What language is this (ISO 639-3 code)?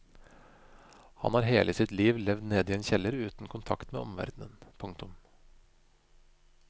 nor